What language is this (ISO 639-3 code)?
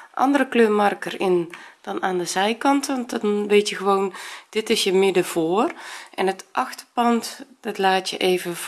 nld